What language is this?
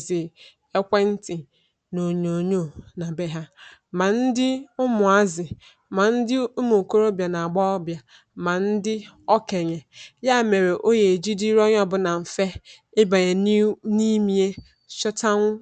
Igbo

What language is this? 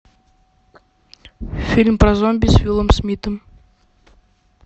Russian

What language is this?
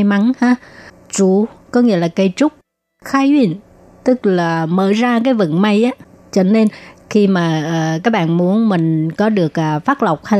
Vietnamese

